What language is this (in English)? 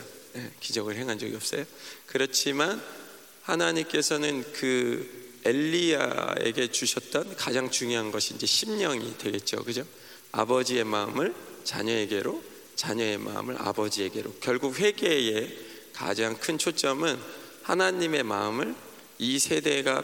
Korean